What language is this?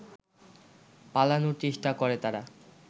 Bangla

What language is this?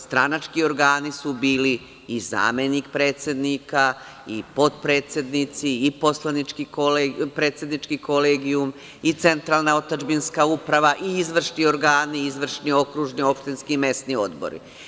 Serbian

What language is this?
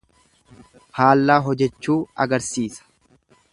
Oromo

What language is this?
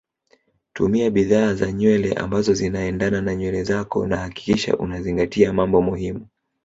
Swahili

